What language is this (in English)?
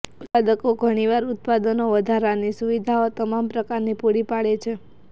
Gujarati